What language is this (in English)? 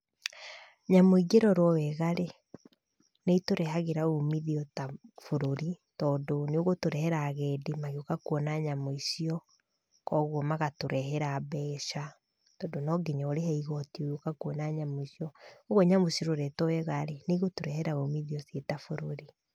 Kikuyu